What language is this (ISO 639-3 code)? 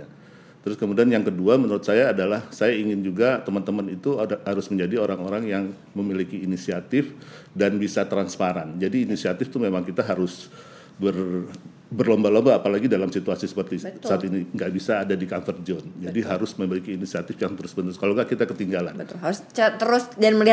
ind